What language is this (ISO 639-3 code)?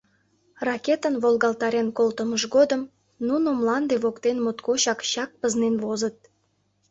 chm